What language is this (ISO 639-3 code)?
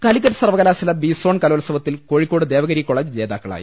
mal